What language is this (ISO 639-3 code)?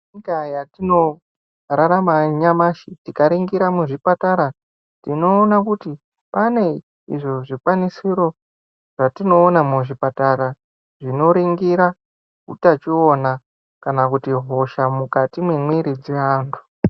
ndc